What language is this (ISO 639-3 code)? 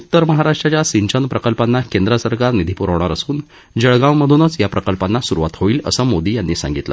mar